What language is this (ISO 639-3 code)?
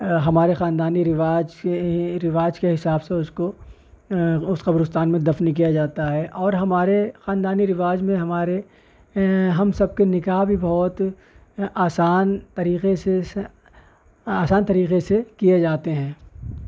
urd